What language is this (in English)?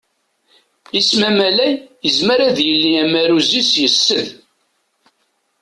Kabyle